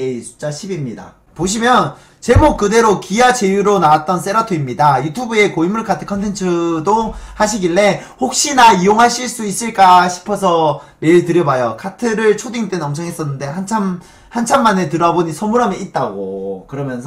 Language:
Korean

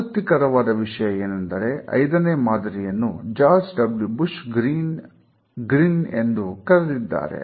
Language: Kannada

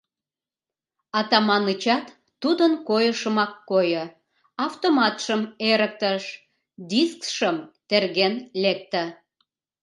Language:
Mari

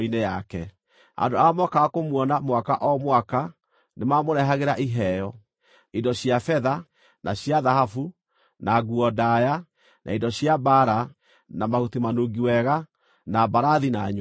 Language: Kikuyu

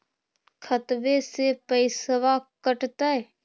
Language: Magahi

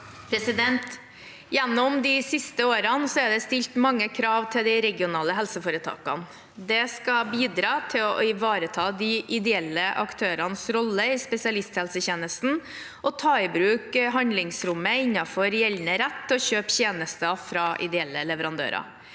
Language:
Norwegian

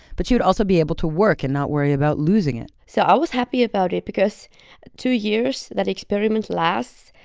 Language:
English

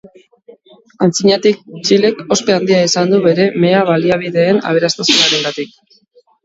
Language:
Basque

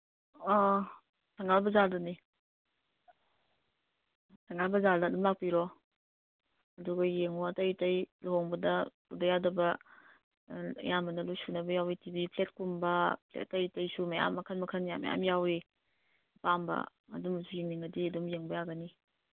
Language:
Manipuri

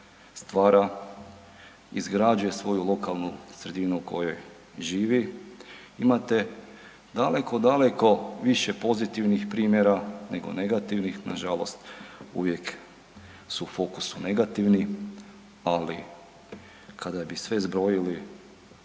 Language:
Croatian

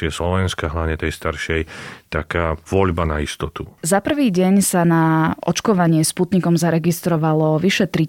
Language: Slovak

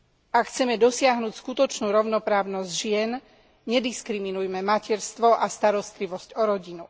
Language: Slovak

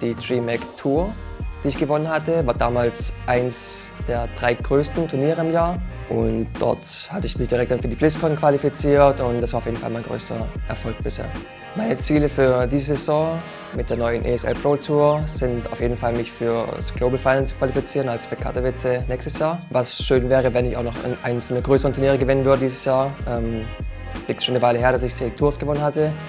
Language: German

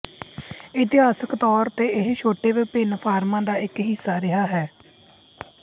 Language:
Punjabi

